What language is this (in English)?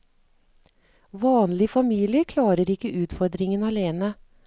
Norwegian